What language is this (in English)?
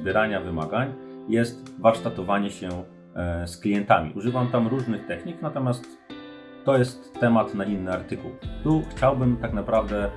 Polish